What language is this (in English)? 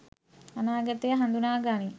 Sinhala